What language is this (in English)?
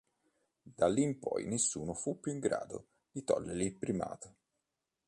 Italian